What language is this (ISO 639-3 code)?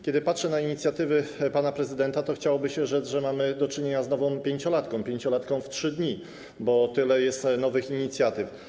pol